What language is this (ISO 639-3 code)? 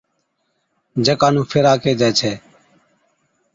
odk